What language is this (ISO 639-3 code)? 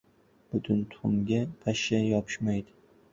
uzb